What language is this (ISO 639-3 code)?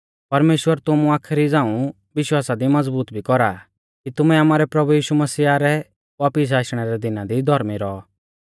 bfz